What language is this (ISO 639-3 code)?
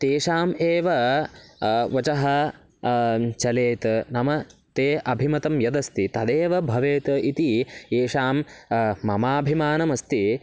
san